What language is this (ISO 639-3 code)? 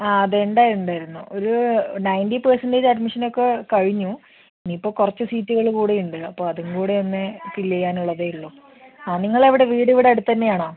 mal